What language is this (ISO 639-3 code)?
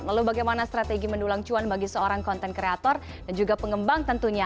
ind